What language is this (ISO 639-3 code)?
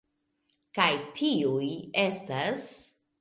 epo